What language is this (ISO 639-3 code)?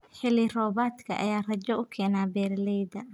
som